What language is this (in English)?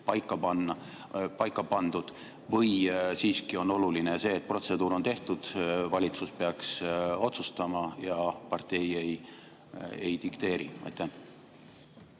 Estonian